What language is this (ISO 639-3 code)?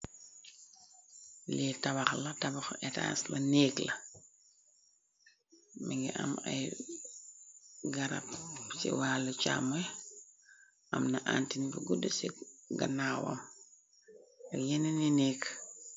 wol